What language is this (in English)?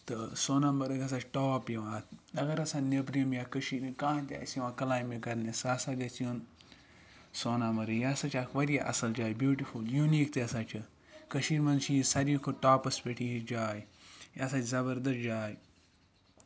Kashmiri